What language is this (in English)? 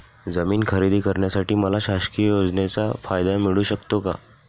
Marathi